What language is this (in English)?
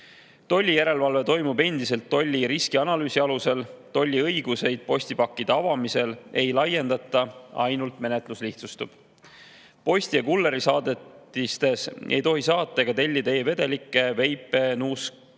Estonian